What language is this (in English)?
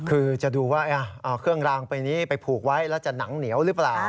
Thai